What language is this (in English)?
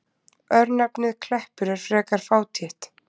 Icelandic